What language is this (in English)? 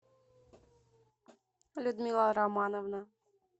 Russian